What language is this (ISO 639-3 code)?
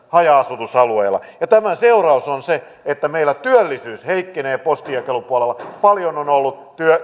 fin